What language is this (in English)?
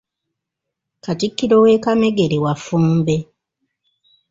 Ganda